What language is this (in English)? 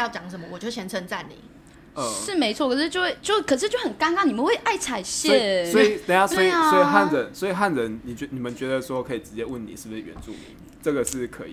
Chinese